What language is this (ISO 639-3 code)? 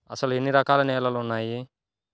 tel